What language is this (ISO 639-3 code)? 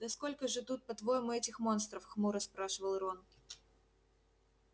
rus